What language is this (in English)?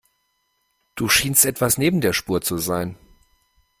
German